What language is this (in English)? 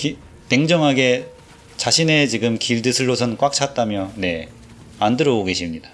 Korean